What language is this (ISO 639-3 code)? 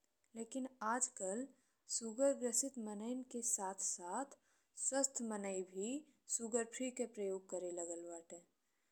bho